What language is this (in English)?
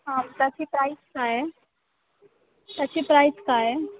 Marathi